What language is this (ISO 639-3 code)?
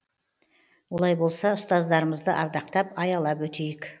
kaz